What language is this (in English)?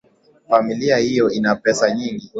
Swahili